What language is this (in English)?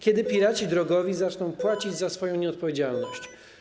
Polish